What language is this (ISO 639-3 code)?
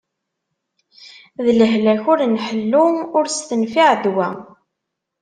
kab